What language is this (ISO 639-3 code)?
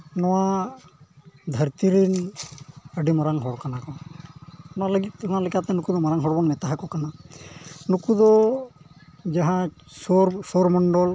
sat